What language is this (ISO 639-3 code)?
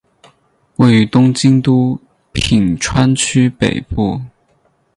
zho